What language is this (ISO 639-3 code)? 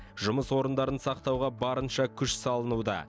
kaz